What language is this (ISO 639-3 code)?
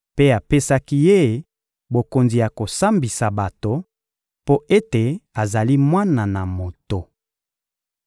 lin